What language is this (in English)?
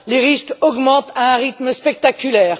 French